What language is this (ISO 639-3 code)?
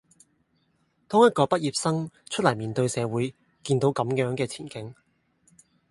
yue